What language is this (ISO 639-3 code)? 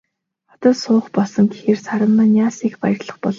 mon